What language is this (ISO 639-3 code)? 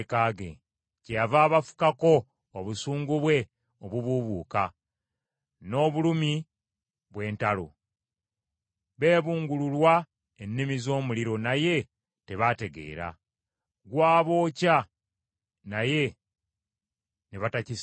lug